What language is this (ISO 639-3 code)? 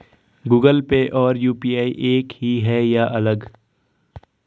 hin